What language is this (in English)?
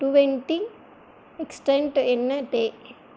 Tamil